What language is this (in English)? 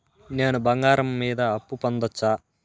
Telugu